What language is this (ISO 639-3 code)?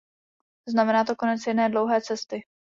ces